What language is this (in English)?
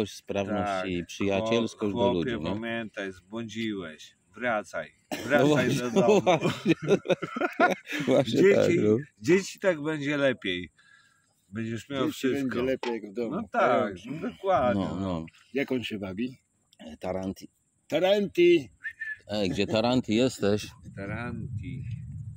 Polish